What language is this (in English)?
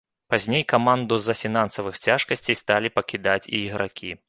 Belarusian